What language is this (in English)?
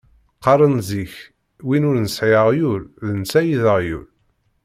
Kabyle